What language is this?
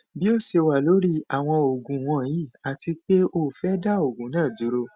Yoruba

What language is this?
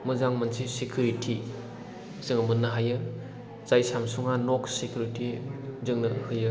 Bodo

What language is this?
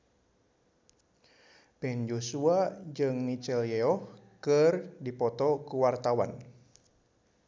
Sundanese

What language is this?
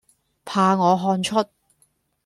Cantonese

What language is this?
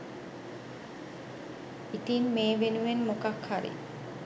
Sinhala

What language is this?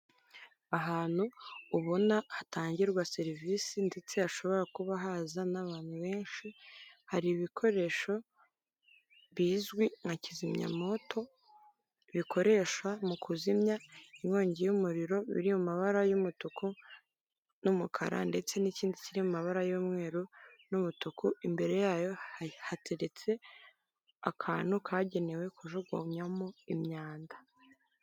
Kinyarwanda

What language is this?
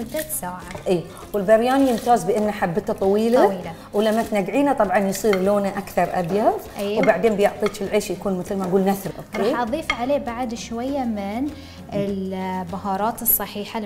Arabic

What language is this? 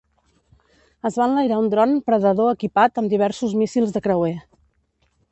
Catalan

